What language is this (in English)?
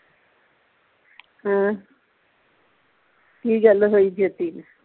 Punjabi